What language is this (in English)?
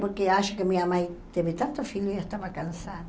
Portuguese